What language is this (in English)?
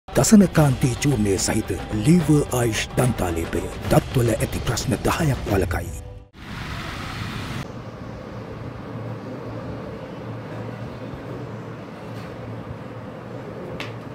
Indonesian